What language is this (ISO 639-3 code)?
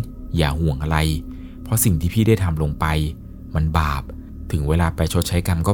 tha